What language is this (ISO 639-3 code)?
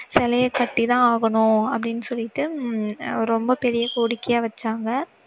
tam